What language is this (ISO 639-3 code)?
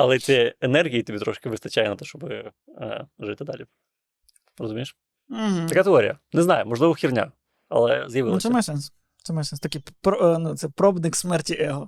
ukr